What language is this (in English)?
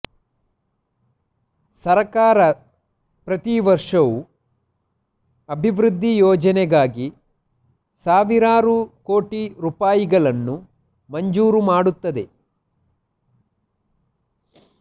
Kannada